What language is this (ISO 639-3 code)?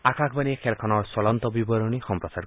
asm